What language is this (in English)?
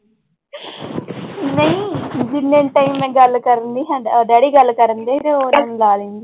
Punjabi